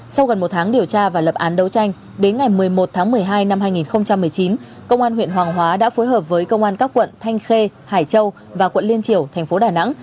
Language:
Vietnamese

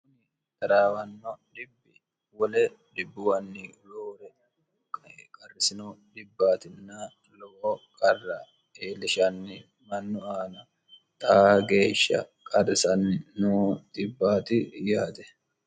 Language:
Sidamo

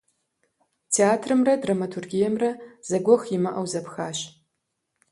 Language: Kabardian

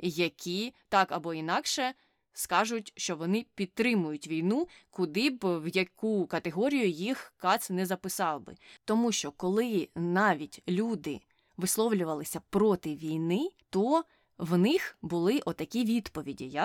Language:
Ukrainian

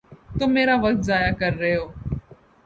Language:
Urdu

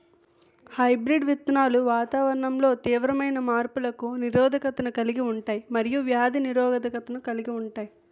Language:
Telugu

